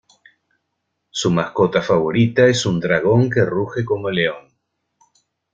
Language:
Spanish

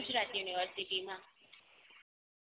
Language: Gujarati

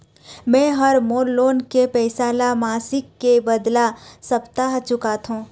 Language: Chhattisgarhi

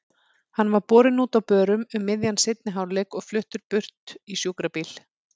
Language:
Icelandic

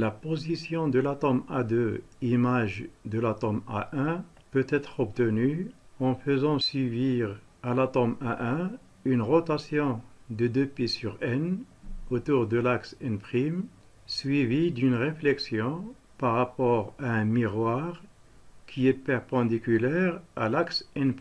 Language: French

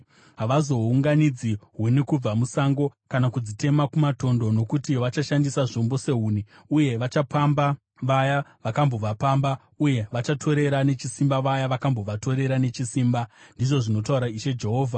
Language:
Shona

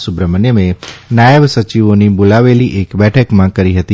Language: Gujarati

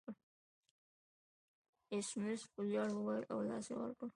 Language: Pashto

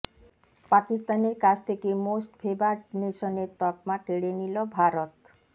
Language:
Bangla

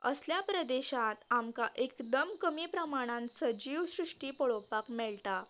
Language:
Konkani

